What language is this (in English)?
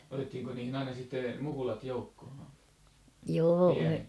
Finnish